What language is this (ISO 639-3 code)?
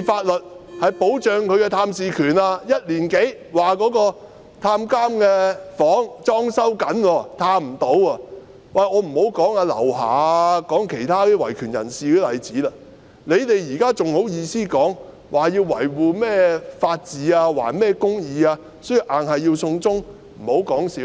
yue